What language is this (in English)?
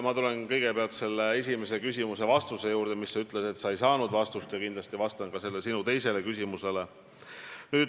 Estonian